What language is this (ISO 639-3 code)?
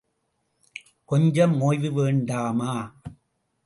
tam